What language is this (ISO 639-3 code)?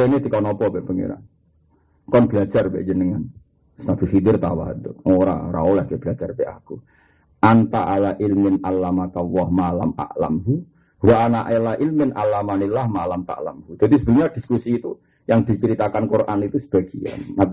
msa